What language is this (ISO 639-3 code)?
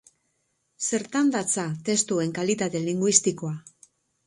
eus